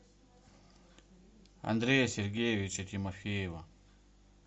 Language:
Russian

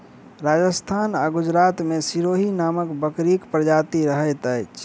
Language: Maithili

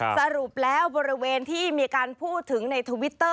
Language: Thai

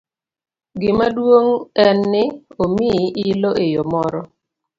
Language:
Luo (Kenya and Tanzania)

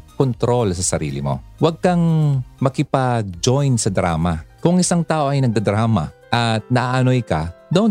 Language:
Filipino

